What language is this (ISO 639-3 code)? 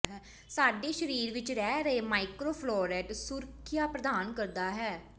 pan